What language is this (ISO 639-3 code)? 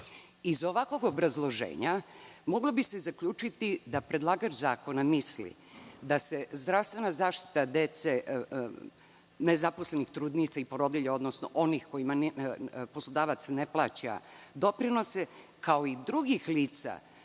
srp